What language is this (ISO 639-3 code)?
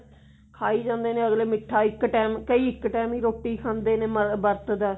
pan